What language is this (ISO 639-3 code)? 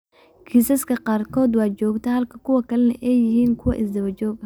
som